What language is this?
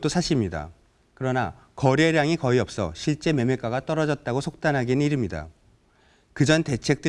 Korean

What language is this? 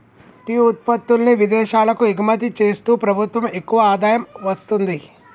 Telugu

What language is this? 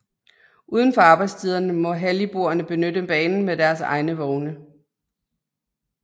Danish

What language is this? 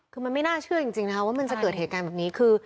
Thai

